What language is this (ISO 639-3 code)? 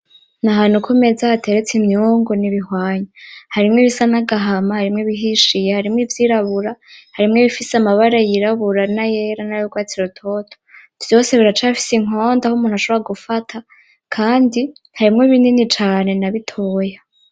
run